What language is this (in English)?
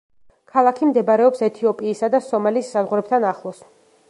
Georgian